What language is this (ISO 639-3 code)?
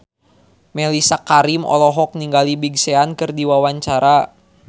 sun